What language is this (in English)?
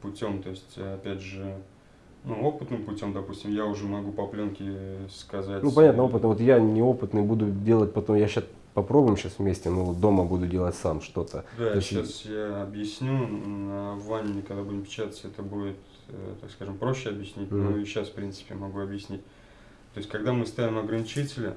Russian